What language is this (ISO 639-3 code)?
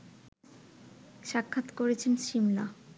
ben